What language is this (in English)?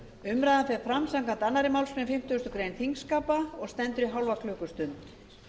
Icelandic